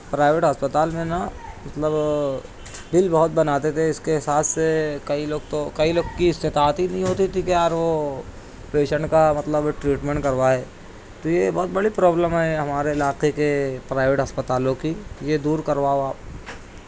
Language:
Urdu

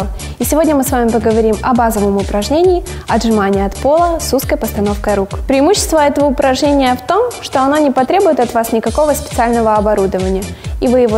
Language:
Russian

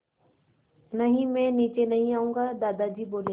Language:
Hindi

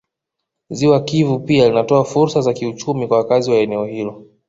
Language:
Swahili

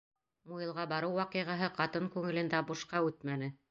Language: Bashkir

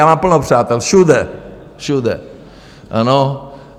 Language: Czech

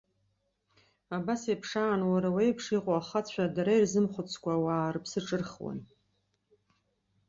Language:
Abkhazian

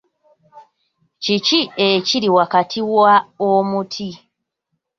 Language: Ganda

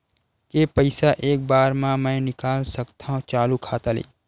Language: Chhattisgarhi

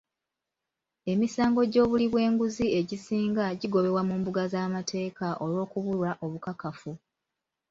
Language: Ganda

